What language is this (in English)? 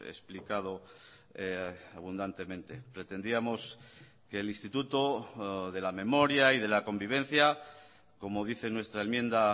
Spanish